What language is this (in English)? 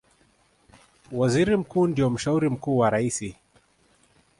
Swahili